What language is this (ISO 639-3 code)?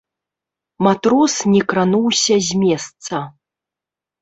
bel